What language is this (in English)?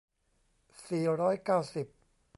Thai